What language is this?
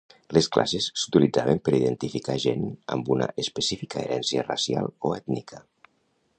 Catalan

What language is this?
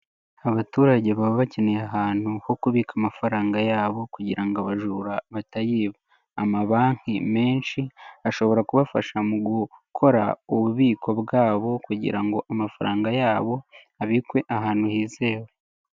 Kinyarwanda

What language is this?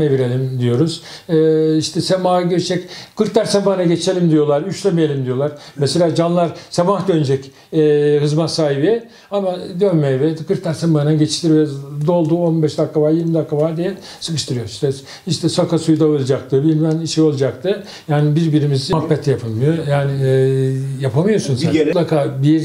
Turkish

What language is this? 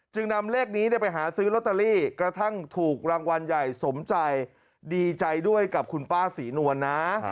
Thai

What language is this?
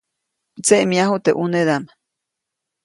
Copainalá Zoque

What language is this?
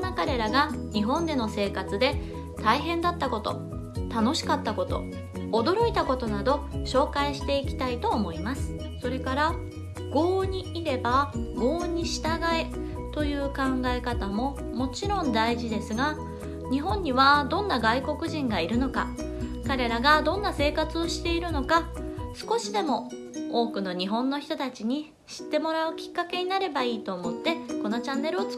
Japanese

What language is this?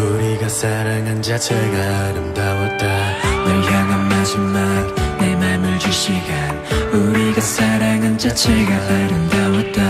Korean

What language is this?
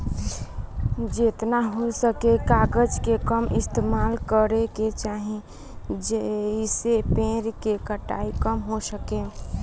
Bhojpuri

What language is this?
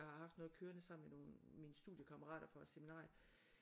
Danish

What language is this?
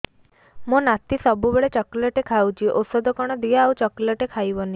Odia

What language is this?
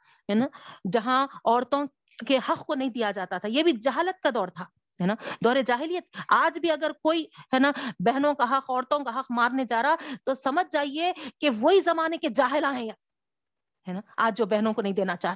Urdu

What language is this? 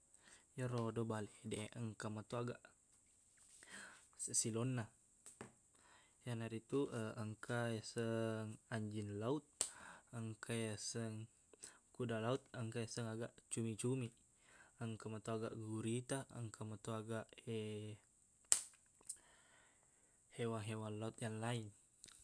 Buginese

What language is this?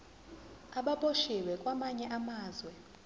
Zulu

